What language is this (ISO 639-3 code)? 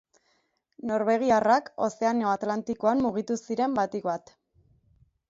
eus